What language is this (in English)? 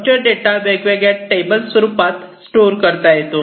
Marathi